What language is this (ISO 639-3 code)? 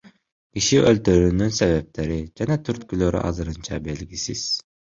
kir